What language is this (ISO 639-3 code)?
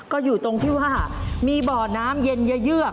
tha